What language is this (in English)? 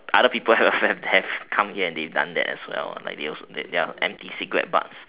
English